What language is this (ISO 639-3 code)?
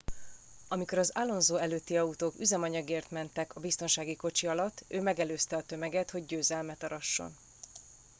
hun